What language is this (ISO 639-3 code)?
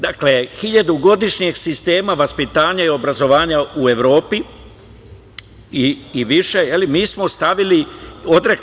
srp